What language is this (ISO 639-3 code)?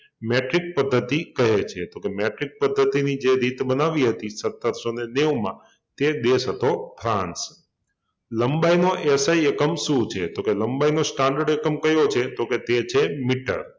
guj